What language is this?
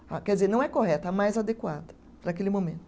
Portuguese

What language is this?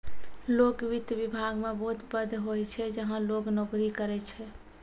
Maithili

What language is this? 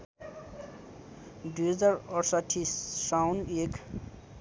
Nepali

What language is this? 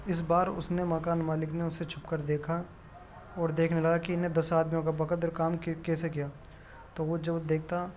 Urdu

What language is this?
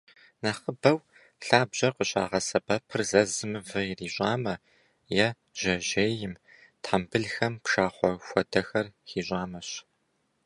Kabardian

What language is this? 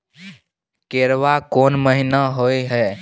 Maithili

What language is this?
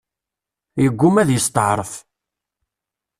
Kabyle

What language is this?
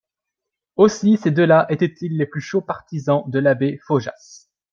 French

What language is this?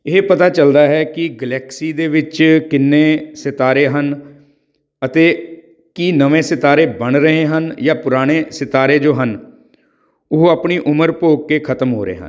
Punjabi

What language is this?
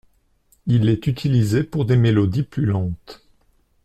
French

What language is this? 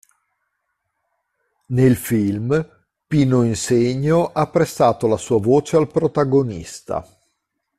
Italian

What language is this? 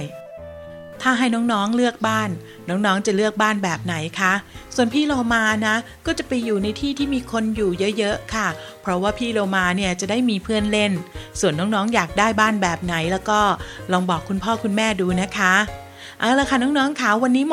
Thai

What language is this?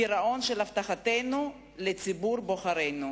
Hebrew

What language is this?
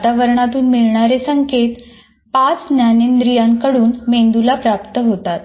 Marathi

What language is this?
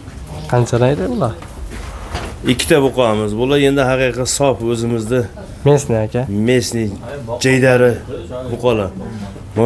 Turkish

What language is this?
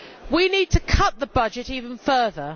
English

